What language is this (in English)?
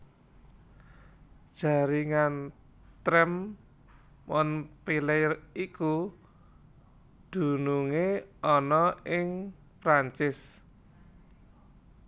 Javanese